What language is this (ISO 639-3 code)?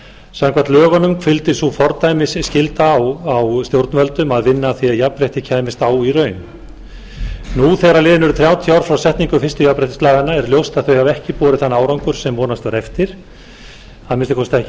isl